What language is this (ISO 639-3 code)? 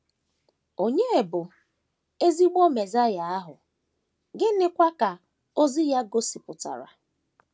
ibo